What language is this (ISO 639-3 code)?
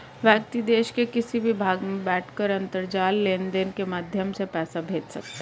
hin